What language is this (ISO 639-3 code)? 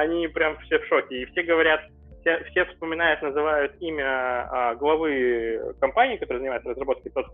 rus